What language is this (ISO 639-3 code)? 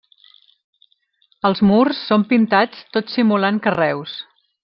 cat